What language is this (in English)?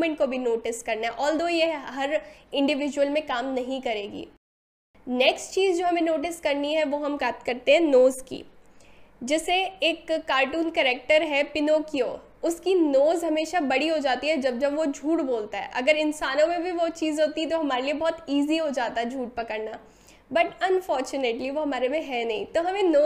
Hindi